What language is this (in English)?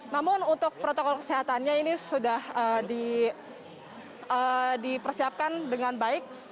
Indonesian